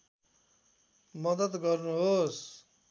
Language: Nepali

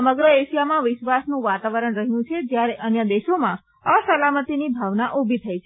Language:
Gujarati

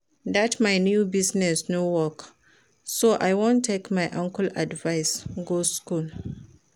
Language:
Nigerian Pidgin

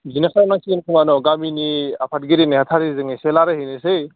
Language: Bodo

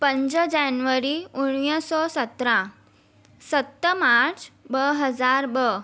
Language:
Sindhi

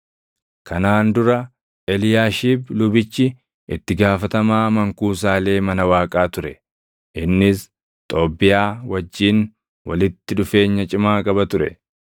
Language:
Oromo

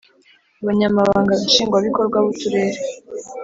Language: Kinyarwanda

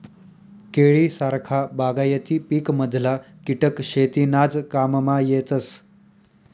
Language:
Marathi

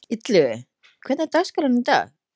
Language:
Icelandic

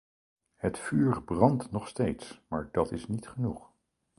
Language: Dutch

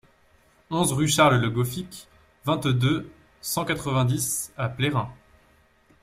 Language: French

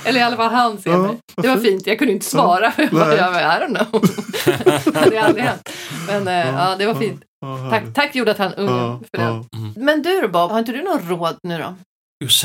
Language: Swedish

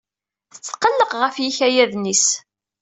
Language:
Kabyle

